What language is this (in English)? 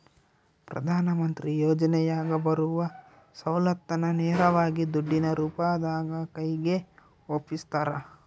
Kannada